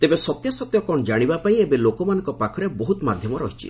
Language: Odia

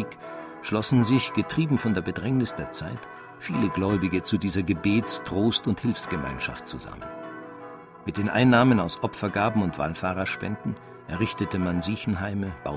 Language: German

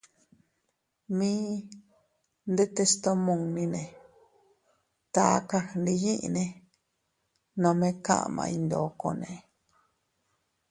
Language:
Teutila Cuicatec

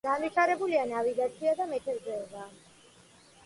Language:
Georgian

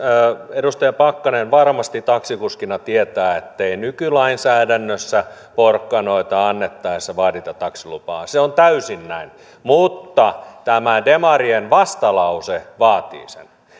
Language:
Finnish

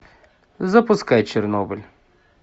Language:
Russian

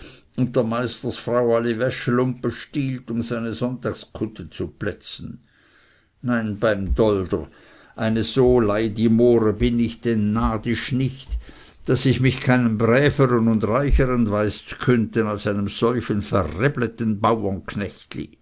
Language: German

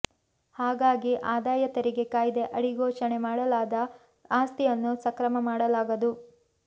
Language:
Kannada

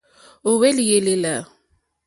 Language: Mokpwe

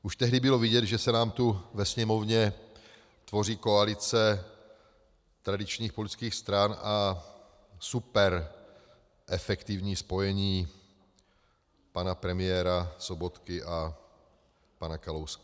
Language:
Czech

